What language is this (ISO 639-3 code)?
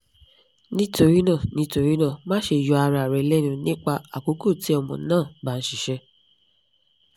yor